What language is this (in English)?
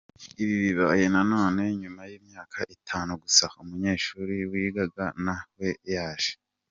Kinyarwanda